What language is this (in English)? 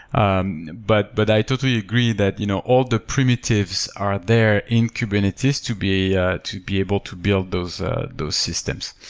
English